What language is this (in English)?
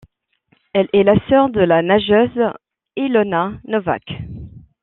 French